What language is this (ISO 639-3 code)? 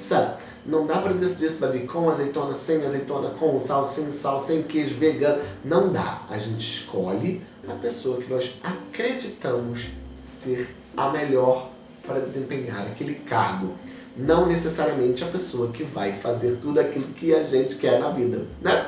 por